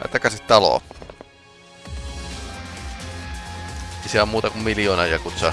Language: Japanese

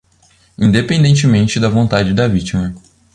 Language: Portuguese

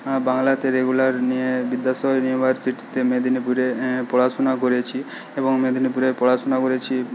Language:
Bangla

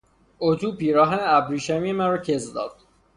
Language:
Persian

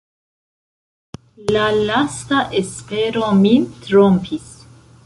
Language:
Esperanto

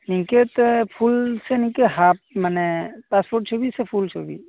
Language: Santali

